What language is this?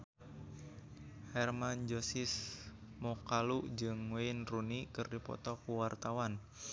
Sundanese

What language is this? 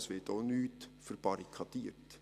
Swiss German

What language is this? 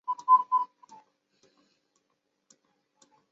Chinese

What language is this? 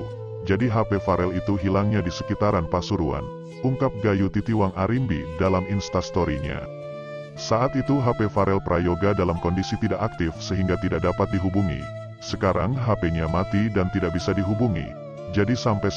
Indonesian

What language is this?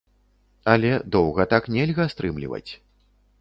Belarusian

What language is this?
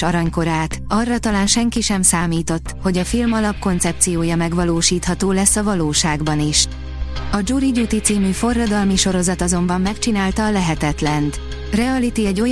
Hungarian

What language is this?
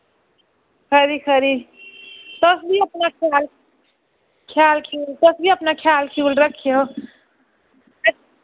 Dogri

